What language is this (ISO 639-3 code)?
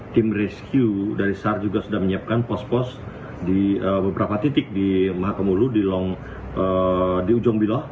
ind